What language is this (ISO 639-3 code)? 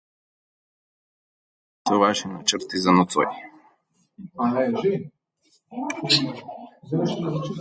slv